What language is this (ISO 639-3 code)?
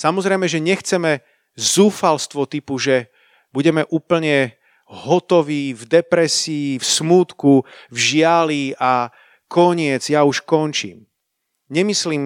slk